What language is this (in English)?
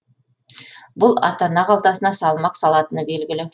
Kazakh